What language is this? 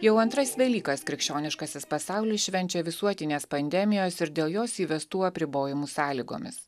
Lithuanian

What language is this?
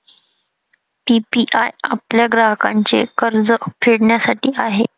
Marathi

